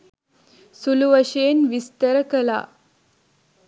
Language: Sinhala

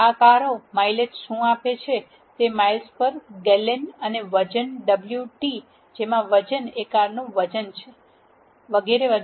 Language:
Gujarati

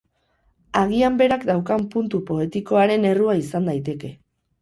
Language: Basque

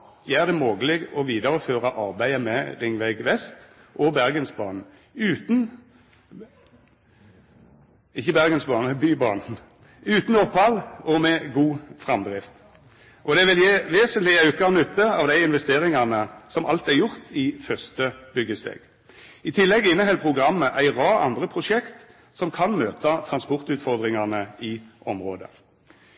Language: Norwegian Nynorsk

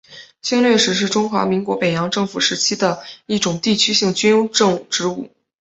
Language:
Chinese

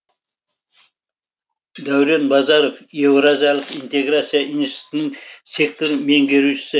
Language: Kazakh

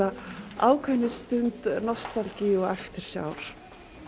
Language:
Icelandic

